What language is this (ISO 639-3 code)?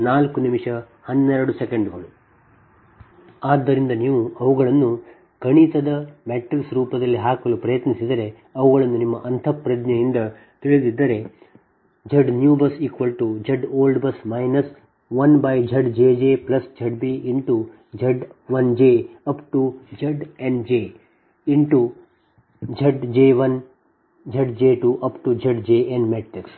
kan